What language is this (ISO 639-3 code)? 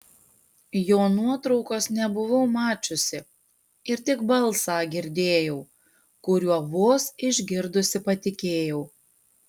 lit